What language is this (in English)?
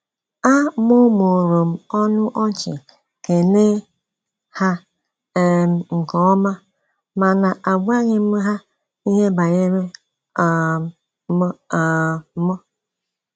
Igbo